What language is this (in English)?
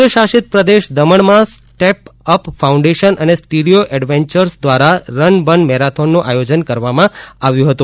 Gujarati